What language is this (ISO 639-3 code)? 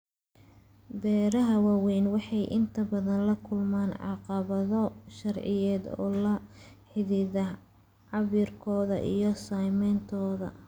som